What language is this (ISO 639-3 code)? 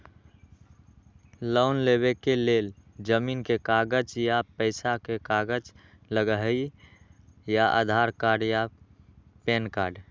mag